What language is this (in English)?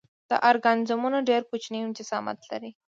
Pashto